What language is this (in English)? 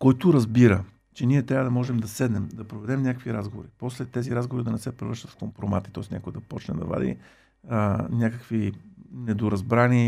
Bulgarian